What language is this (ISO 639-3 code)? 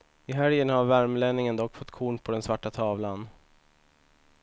swe